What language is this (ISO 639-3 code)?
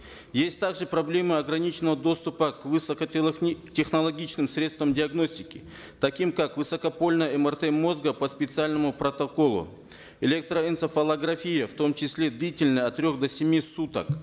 kaz